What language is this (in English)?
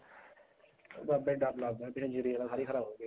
Punjabi